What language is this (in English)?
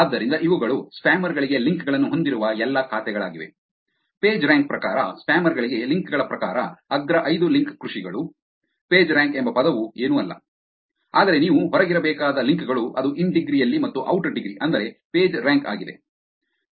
Kannada